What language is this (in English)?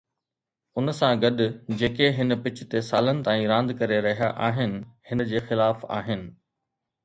Sindhi